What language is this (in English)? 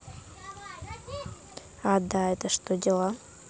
Russian